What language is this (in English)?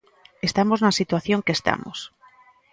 Galician